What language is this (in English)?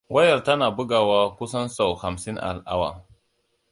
Hausa